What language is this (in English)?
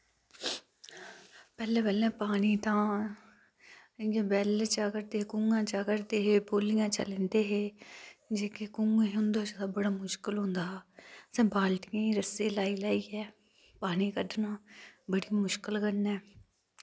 Dogri